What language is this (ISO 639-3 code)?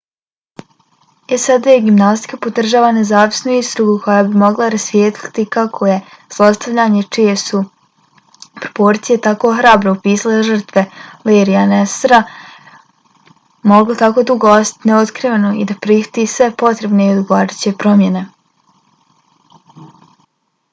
bos